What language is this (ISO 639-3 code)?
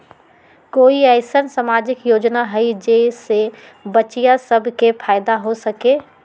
mag